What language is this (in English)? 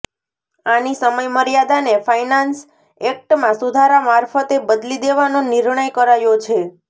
Gujarati